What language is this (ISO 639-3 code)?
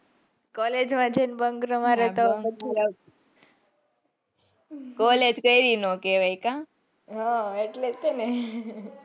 guj